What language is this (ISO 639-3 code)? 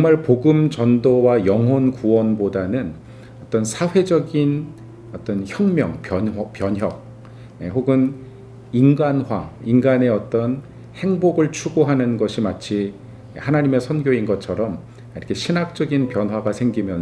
kor